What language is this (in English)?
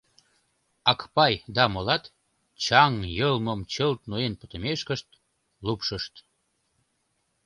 Mari